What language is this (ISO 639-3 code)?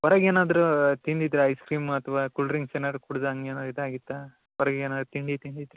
kan